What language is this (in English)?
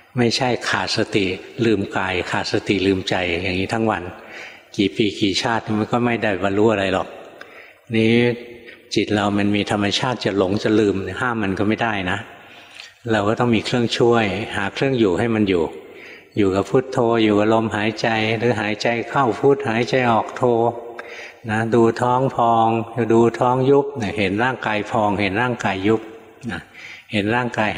Thai